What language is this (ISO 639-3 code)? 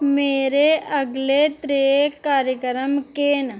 doi